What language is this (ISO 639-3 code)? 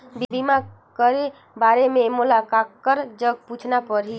hne